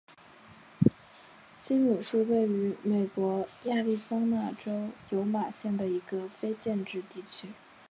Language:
Chinese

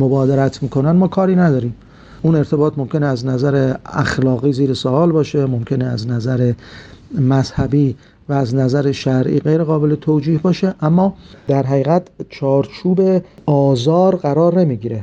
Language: Persian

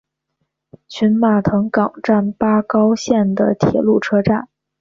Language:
Chinese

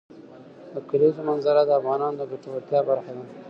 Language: Pashto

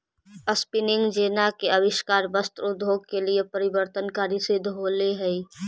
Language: Magahi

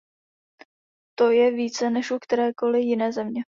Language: Czech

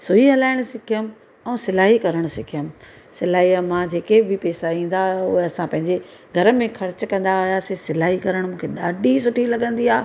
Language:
Sindhi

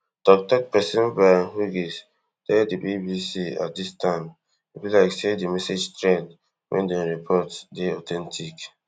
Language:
Nigerian Pidgin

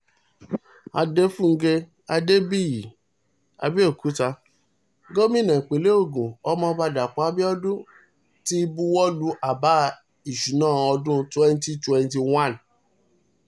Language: Yoruba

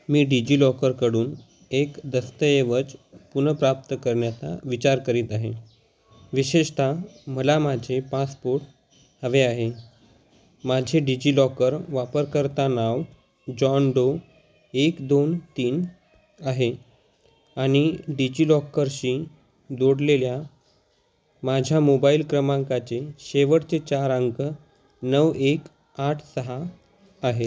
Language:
Marathi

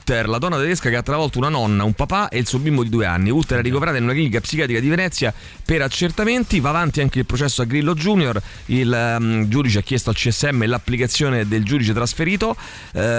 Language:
Italian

